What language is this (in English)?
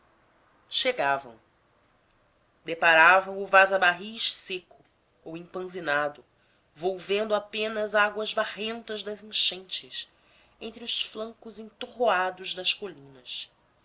Portuguese